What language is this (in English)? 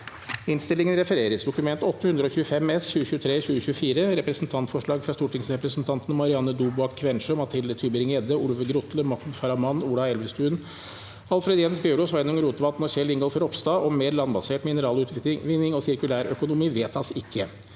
Norwegian